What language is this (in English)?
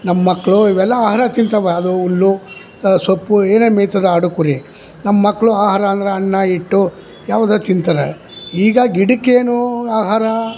Kannada